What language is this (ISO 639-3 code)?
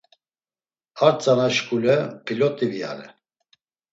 lzz